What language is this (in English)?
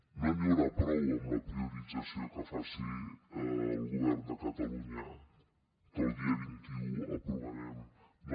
Catalan